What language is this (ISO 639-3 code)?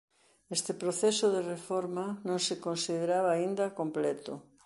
glg